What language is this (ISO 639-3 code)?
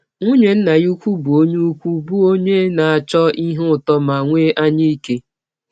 ibo